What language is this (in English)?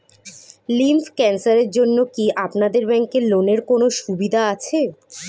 Bangla